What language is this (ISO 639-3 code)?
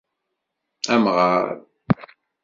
kab